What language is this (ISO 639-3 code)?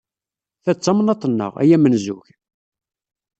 kab